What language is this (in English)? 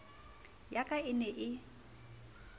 Southern Sotho